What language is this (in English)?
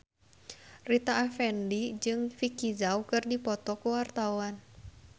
Sundanese